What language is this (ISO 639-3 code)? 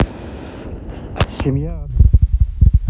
rus